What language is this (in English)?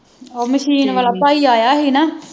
Punjabi